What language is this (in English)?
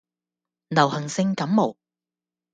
Cantonese